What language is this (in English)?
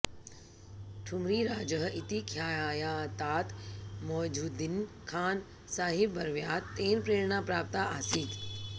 Sanskrit